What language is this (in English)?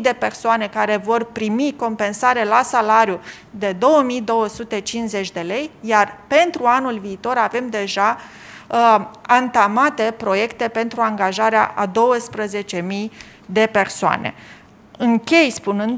Romanian